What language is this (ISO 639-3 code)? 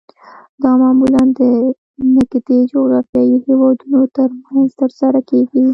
pus